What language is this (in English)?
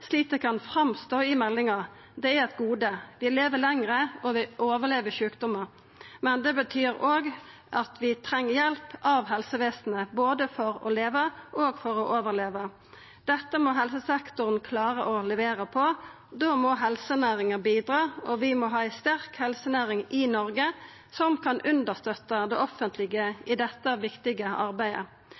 Norwegian Nynorsk